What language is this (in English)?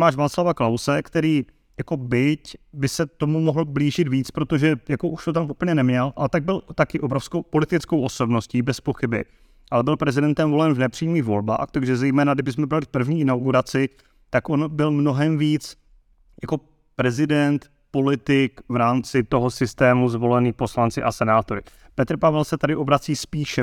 Czech